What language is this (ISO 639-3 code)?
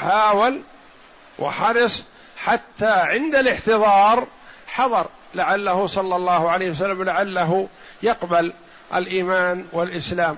ara